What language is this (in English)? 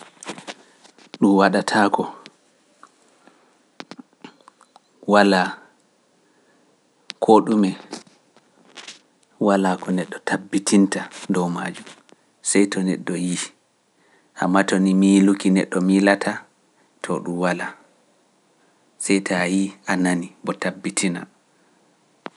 Pular